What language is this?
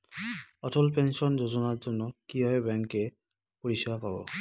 Bangla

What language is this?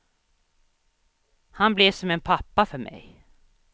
Swedish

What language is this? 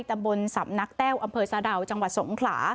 Thai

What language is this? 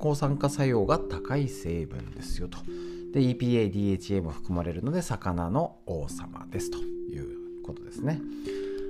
Japanese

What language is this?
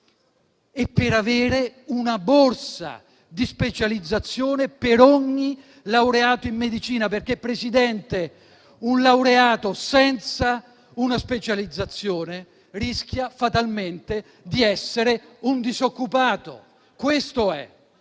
Italian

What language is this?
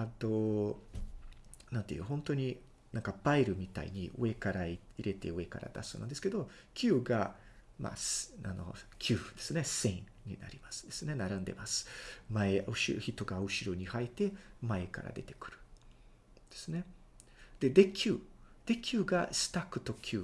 Japanese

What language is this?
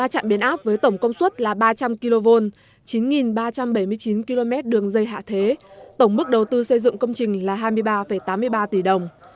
Vietnamese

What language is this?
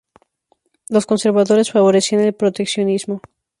Spanish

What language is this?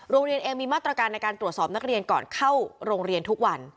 Thai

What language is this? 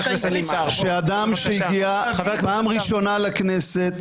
Hebrew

